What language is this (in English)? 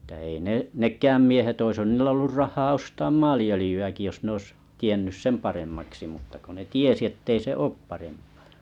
Finnish